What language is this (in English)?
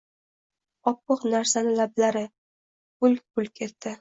Uzbek